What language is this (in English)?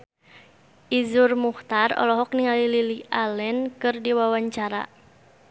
Sundanese